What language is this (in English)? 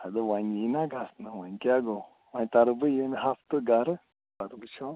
Kashmiri